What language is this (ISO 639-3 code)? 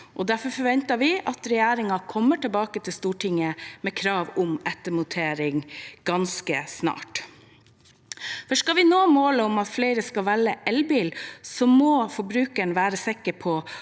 nor